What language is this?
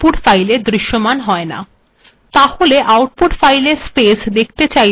Bangla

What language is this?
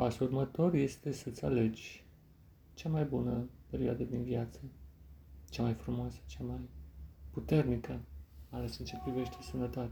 Romanian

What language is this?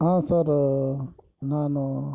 Kannada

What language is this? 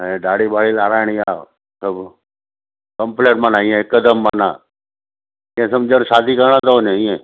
Sindhi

